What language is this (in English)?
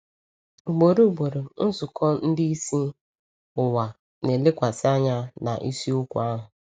Igbo